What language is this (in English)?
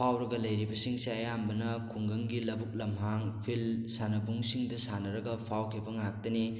Manipuri